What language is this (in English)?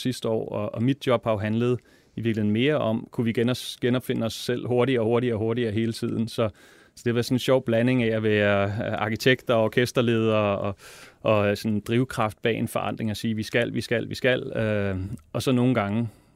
Danish